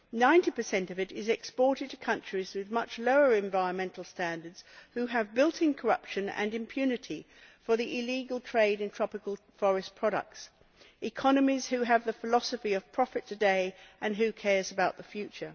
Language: English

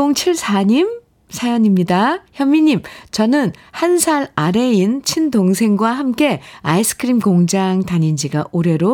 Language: Korean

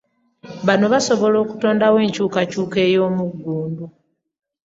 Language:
Ganda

